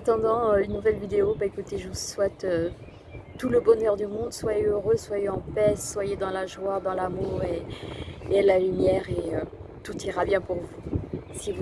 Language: French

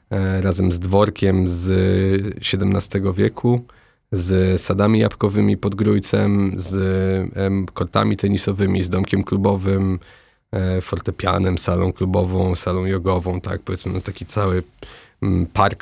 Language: Polish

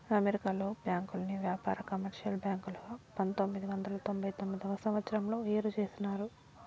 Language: Telugu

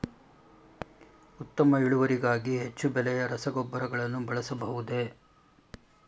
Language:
Kannada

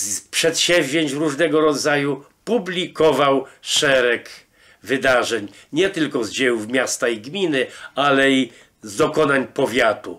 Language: Polish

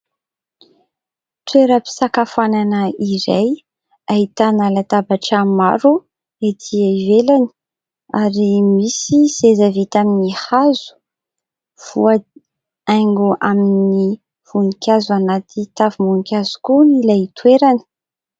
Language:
Malagasy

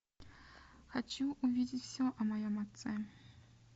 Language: Russian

